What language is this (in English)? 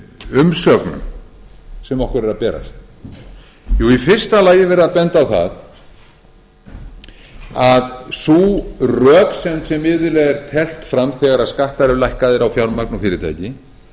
Icelandic